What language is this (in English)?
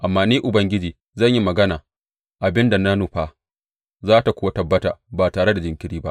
Hausa